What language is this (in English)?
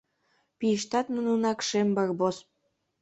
Mari